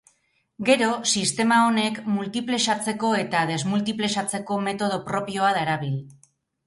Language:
Basque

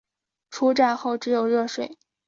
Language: Chinese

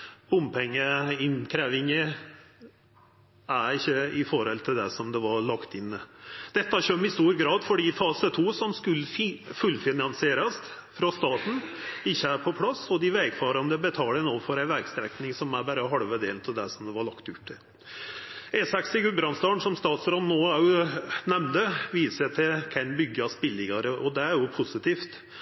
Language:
Norwegian Nynorsk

